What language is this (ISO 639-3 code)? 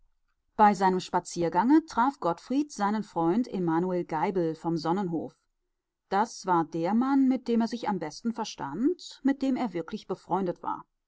deu